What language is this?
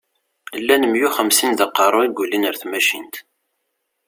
Kabyle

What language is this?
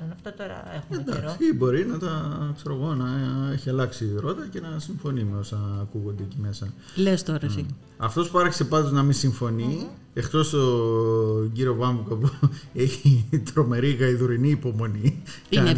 Greek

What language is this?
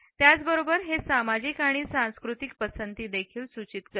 Marathi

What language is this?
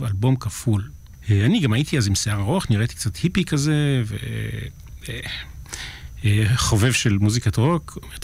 Hebrew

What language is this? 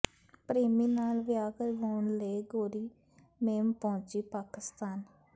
Punjabi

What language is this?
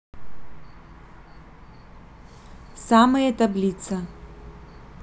Russian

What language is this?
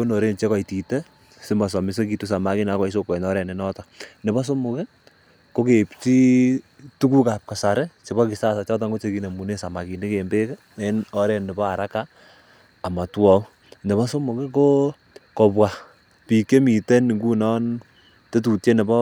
Kalenjin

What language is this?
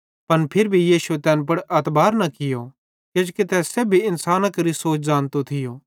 Bhadrawahi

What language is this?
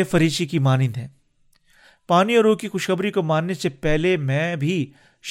Urdu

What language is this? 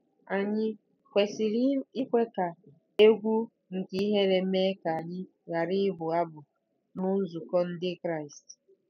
Igbo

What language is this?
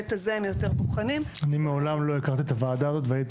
Hebrew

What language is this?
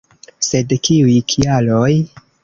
Esperanto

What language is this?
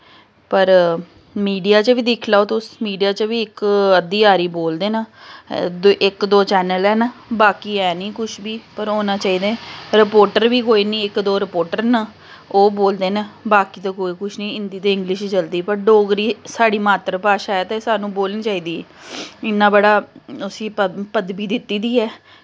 Dogri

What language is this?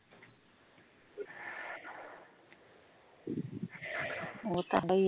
Punjabi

